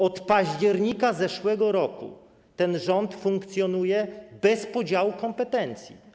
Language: Polish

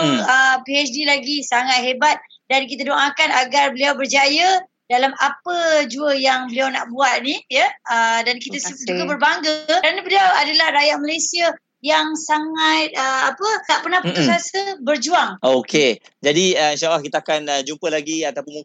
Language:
Malay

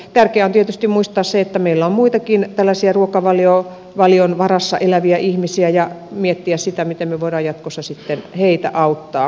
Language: Finnish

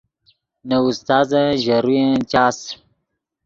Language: Yidgha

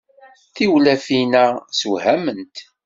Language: Kabyle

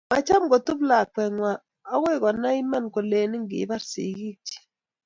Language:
Kalenjin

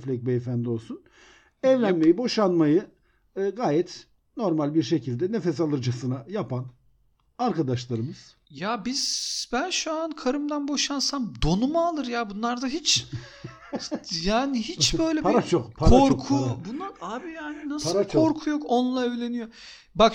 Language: Turkish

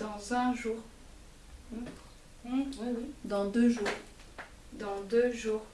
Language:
French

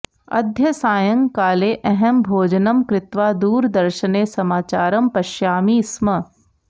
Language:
Sanskrit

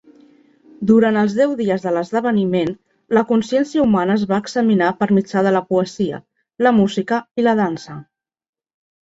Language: Catalan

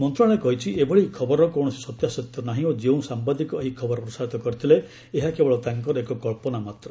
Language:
Odia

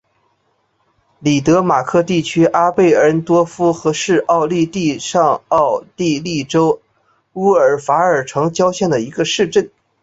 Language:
Chinese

